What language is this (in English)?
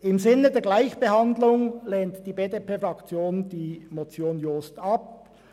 Swiss German